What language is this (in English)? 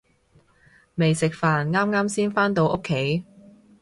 Cantonese